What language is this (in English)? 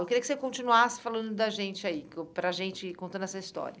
Portuguese